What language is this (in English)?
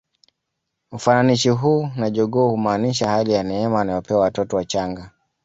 Swahili